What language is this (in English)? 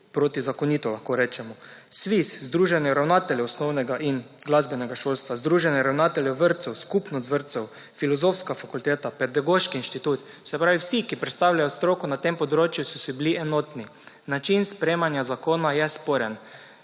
Slovenian